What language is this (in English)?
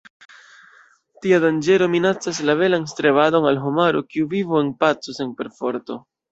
Esperanto